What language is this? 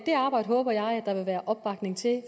Danish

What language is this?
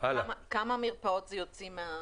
Hebrew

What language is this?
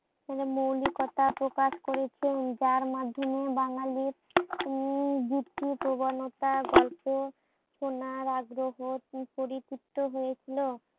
Bangla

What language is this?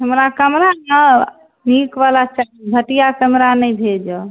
Maithili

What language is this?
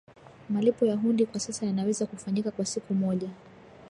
Swahili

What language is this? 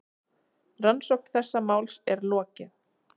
Icelandic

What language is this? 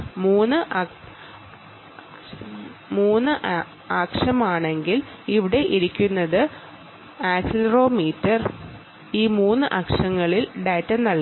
Malayalam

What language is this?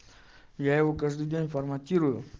Russian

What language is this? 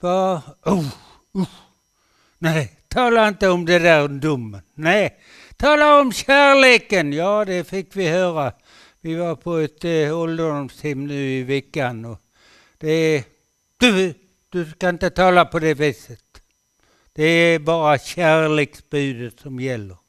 Swedish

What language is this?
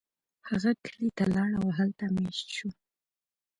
Pashto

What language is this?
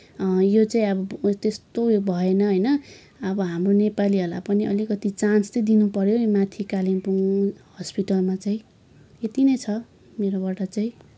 Nepali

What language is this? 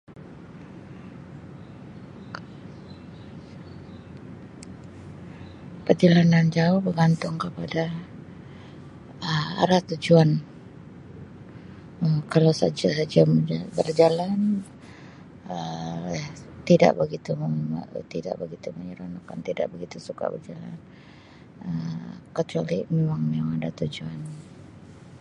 Sabah Malay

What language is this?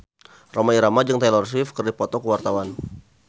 Sundanese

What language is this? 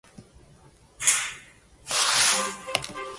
English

